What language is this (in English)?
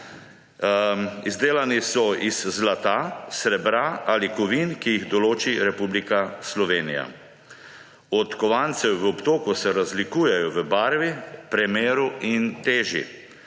Slovenian